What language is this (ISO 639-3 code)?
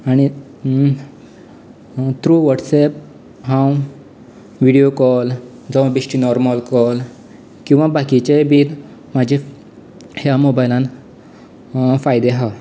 kok